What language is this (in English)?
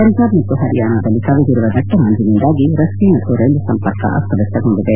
Kannada